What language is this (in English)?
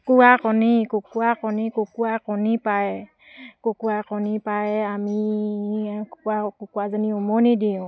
Assamese